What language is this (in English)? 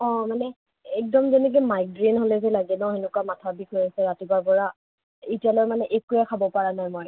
Assamese